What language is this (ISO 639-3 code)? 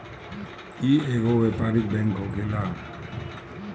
bho